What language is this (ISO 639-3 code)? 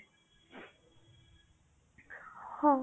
ori